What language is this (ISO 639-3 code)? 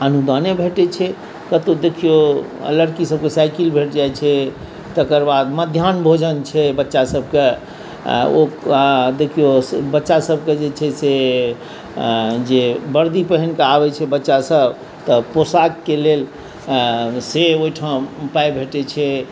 mai